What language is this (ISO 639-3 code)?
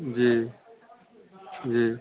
hin